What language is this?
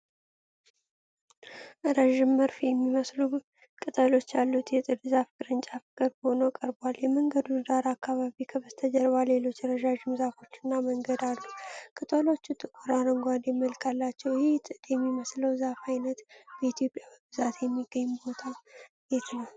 Amharic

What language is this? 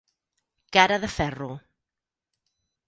Catalan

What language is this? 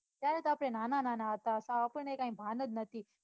Gujarati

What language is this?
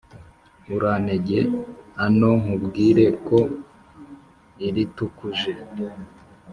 Kinyarwanda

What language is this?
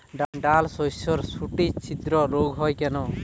Bangla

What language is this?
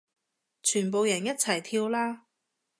Cantonese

